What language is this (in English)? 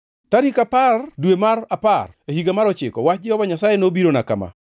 Luo (Kenya and Tanzania)